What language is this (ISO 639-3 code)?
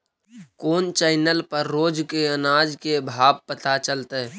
mag